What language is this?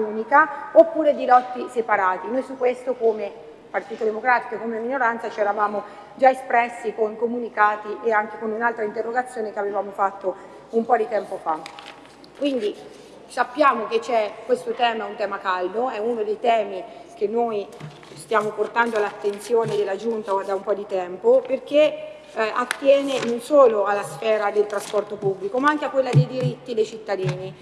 Italian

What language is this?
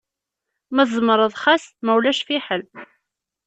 Kabyle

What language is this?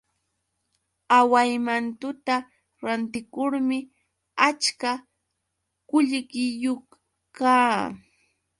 Yauyos Quechua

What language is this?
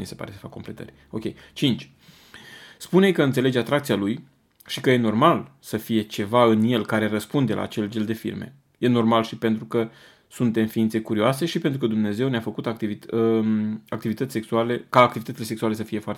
Romanian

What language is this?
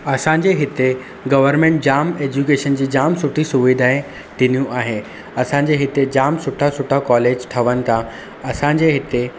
Sindhi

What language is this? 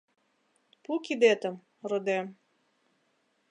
Mari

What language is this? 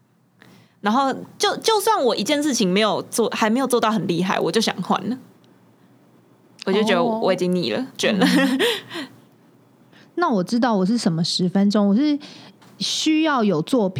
Chinese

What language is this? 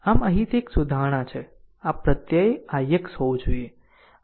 Gujarati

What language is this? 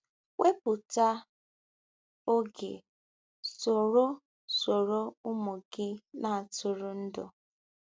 Igbo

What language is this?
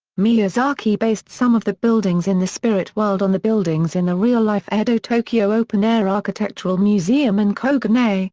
English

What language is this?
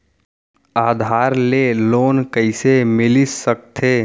Chhattisgarhi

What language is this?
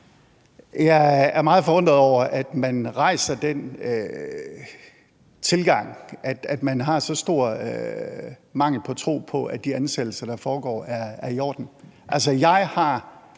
Danish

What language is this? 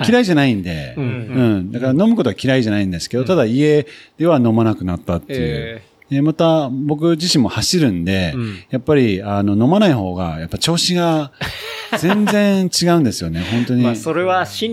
Japanese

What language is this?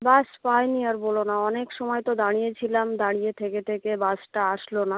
Bangla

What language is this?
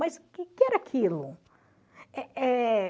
Portuguese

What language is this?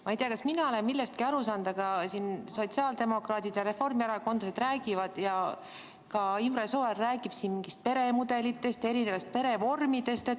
Estonian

